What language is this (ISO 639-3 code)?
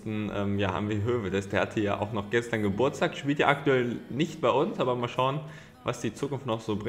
deu